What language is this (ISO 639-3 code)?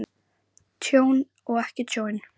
isl